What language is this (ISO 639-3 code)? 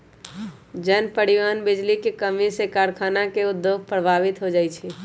mag